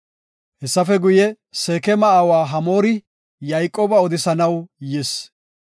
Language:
Gofa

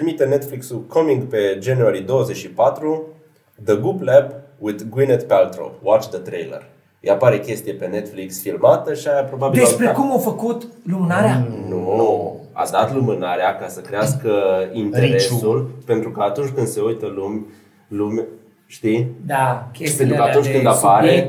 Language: Romanian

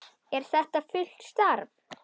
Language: Icelandic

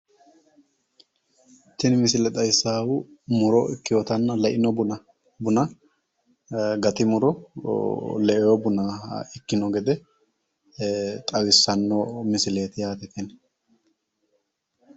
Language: Sidamo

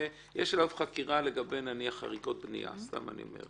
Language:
Hebrew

